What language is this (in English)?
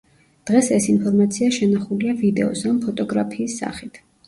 Georgian